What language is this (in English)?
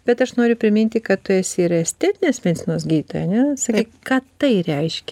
Lithuanian